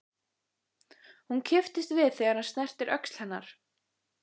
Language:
Icelandic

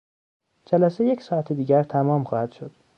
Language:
Persian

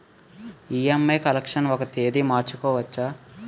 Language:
Telugu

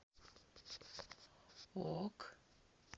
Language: Russian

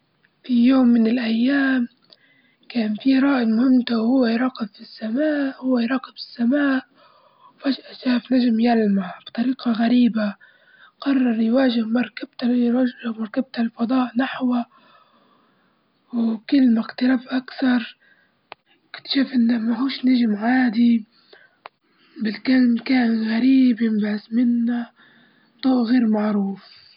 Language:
Libyan Arabic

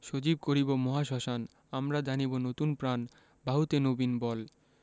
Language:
Bangla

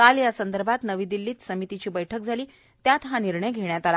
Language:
Marathi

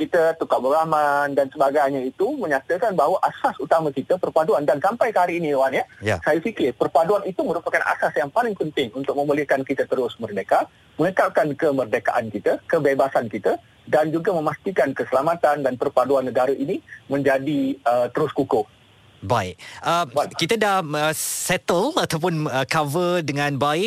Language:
Malay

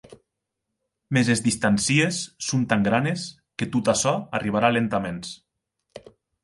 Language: Occitan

